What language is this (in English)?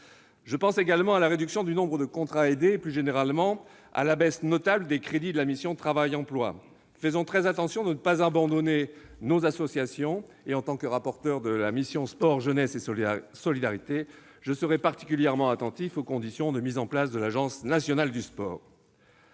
French